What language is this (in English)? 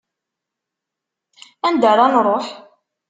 Kabyle